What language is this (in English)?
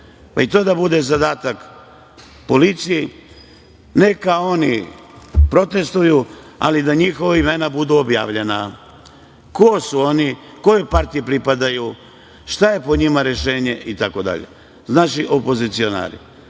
Serbian